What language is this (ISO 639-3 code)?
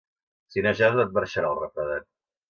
cat